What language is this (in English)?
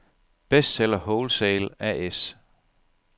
Danish